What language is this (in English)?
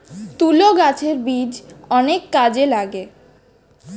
Bangla